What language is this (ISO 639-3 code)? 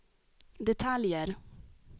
swe